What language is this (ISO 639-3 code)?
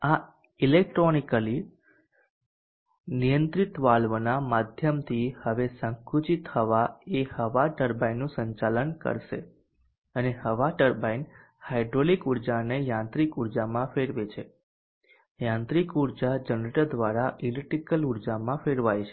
guj